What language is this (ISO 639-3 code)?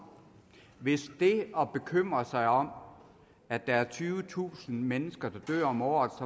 dan